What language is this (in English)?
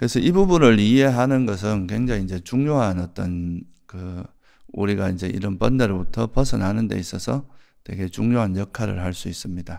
Korean